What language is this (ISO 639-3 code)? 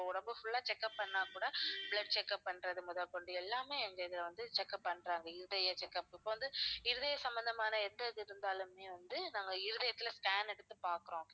tam